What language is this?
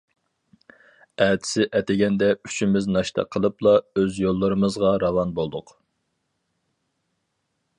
Uyghur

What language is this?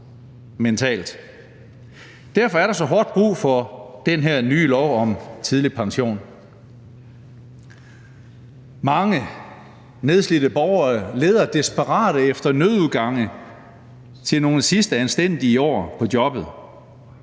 Danish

